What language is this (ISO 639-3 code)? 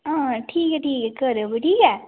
doi